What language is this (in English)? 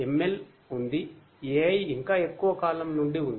Telugu